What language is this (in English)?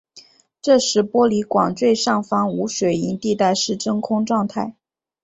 Chinese